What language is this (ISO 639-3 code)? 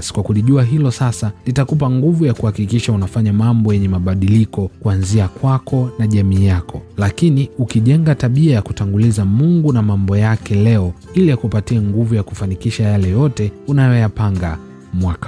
swa